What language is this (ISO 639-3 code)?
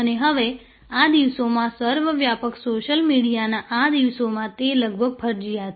guj